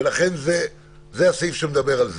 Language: Hebrew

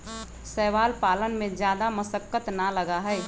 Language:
Magahi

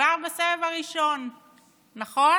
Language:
Hebrew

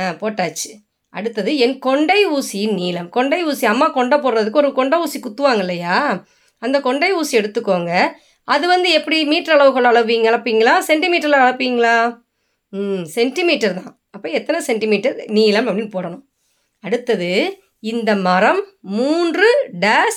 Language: Tamil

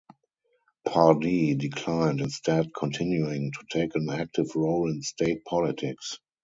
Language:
English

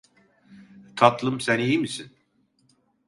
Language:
Turkish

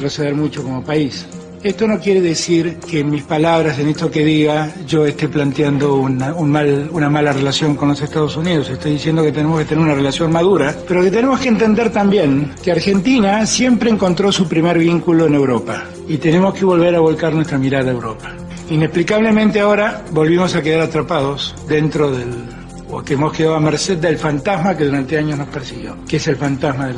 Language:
Spanish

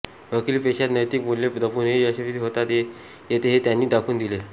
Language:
Marathi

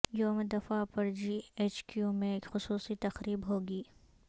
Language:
Urdu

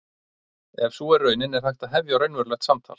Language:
Icelandic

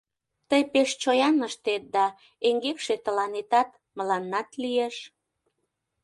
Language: Mari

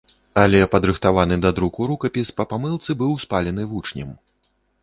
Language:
Belarusian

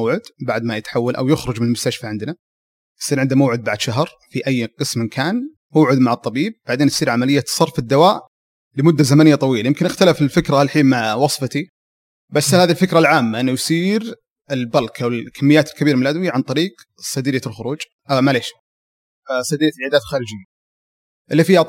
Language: Arabic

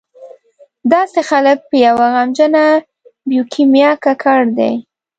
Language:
Pashto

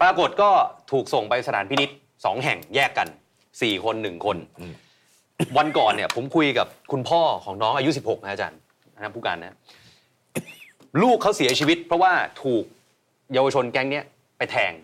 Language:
Thai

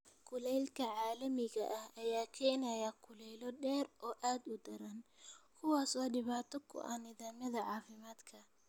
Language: Somali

